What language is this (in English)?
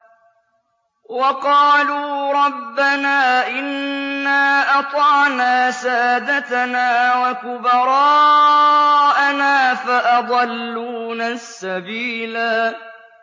Arabic